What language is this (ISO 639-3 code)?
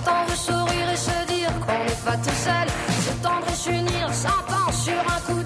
hun